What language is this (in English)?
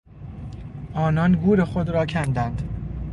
Persian